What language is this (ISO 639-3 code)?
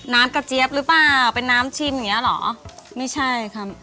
tha